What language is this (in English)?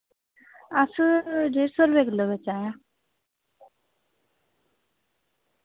Dogri